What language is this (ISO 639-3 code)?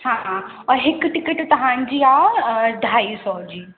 snd